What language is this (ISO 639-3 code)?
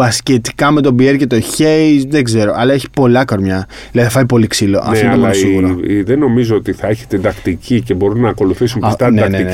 ell